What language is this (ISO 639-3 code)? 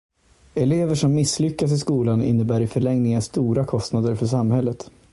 swe